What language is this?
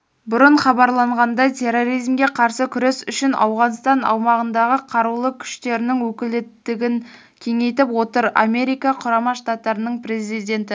Kazakh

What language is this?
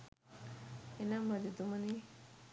Sinhala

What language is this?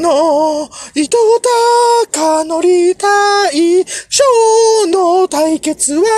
Japanese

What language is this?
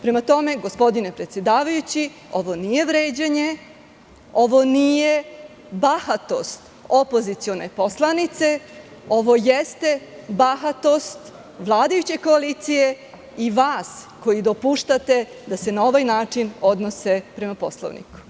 Serbian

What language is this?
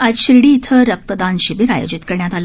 Marathi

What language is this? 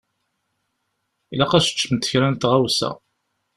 Kabyle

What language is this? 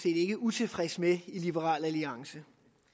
Danish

